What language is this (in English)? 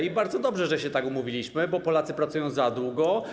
Polish